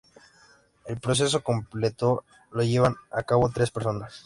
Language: Spanish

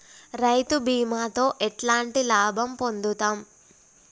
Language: Telugu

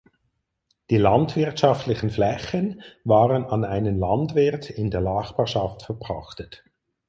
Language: German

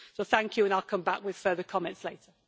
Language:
English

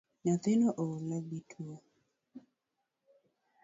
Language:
Luo (Kenya and Tanzania)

